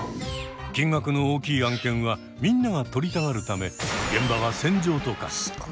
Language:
Japanese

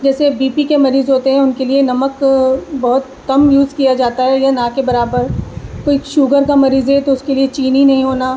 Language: Urdu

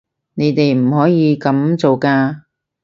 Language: Cantonese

